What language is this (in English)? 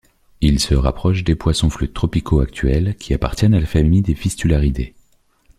French